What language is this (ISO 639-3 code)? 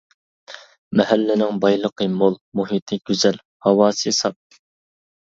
uig